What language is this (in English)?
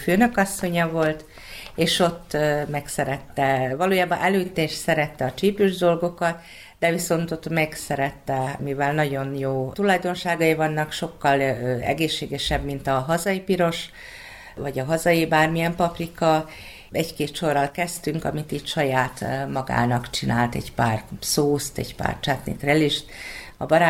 Hungarian